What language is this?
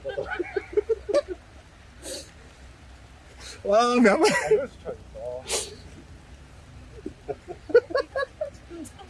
Korean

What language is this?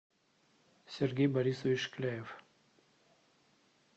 Russian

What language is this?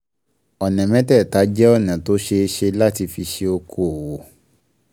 Yoruba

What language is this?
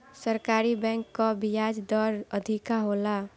Bhojpuri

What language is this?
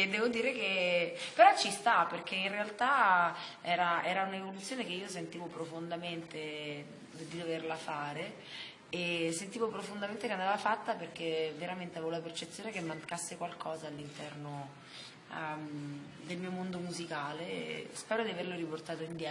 Italian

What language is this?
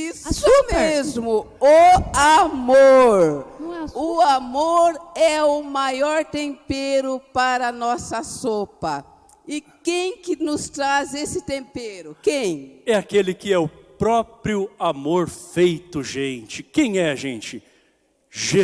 Portuguese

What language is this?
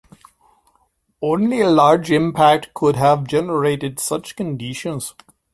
English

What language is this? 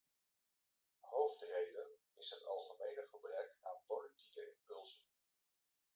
Dutch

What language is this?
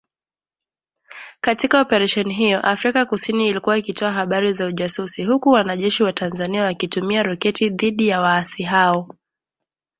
Swahili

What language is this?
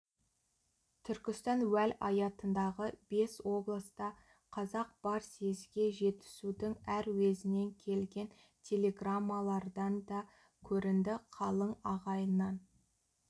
Kazakh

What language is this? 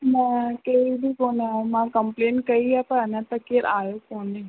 Sindhi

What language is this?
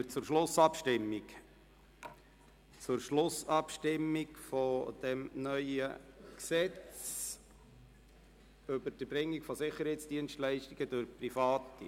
Swiss German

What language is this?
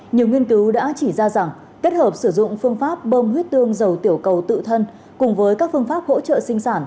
Vietnamese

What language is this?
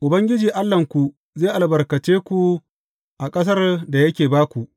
Hausa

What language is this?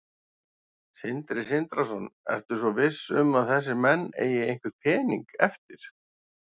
Icelandic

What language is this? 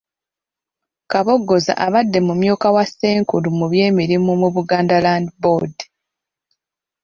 Ganda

